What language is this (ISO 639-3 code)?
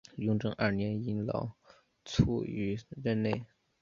zho